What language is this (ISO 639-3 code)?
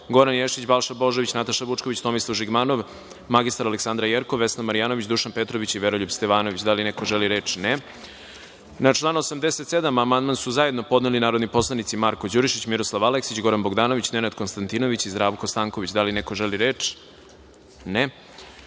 srp